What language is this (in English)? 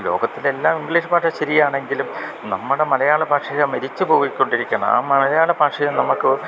Malayalam